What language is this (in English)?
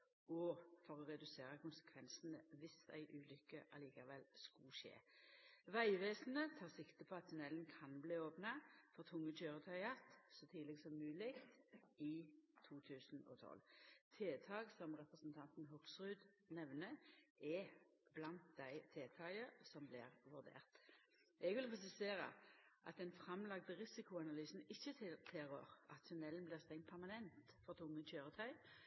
Norwegian Nynorsk